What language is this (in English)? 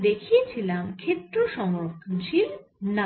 Bangla